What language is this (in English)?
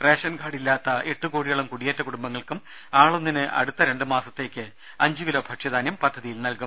Malayalam